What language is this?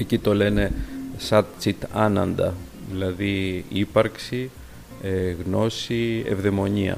Greek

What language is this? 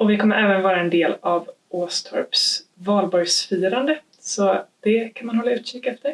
Swedish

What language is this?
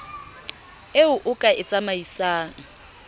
Southern Sotho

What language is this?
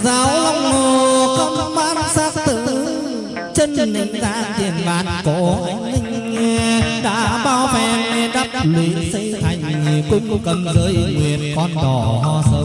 Vietnamese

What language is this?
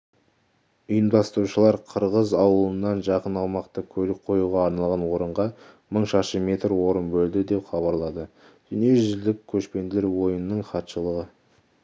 Kazakh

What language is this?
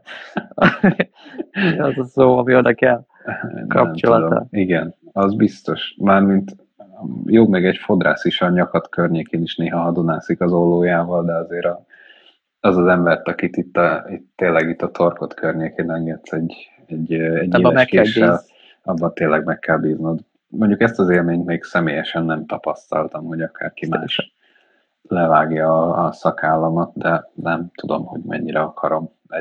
Hungarian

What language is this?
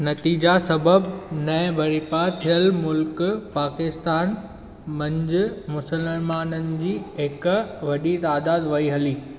Sindhi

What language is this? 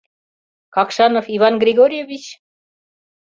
Mari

